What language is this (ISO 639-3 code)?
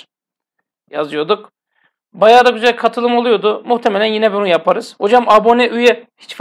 tur